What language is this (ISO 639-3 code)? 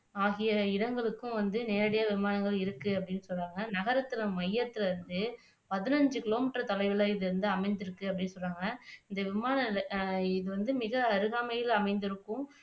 tam